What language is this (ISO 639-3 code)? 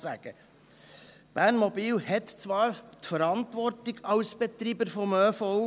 gsw